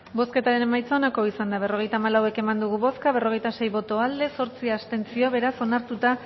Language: Basque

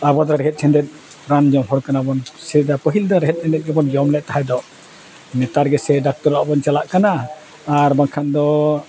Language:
Santali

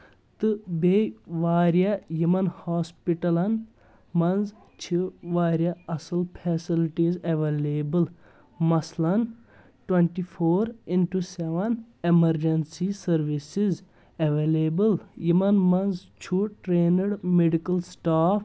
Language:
Kashmiri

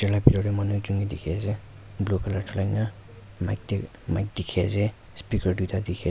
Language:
Naga Pidgin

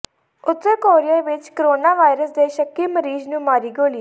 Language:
Punjabi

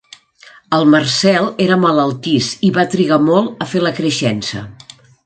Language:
Catalan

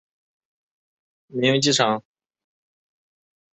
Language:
Chinese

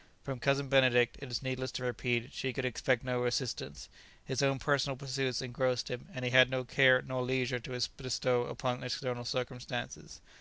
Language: English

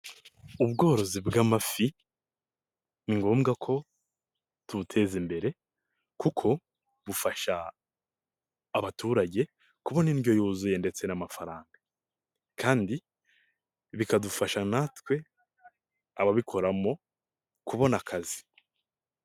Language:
Kinyarwanda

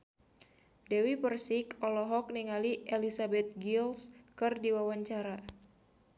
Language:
Sundanese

